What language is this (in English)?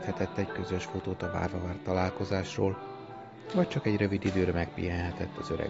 Hungarian